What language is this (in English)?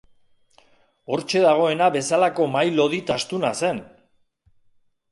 Basque